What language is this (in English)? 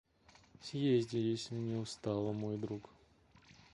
Russian